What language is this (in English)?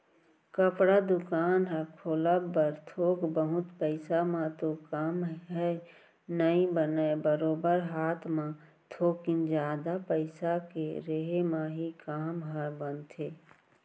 Chhattisgarhi